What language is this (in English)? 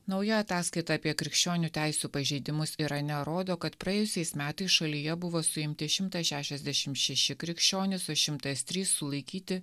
Lithuanian